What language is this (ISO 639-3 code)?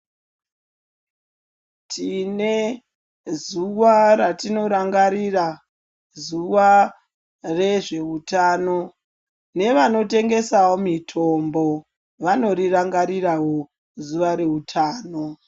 ndc